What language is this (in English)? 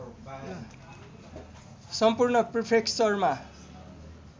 Nepali